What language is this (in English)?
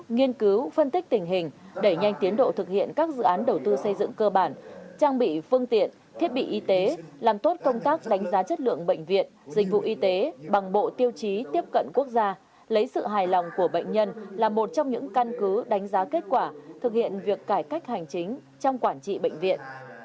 Vietnamese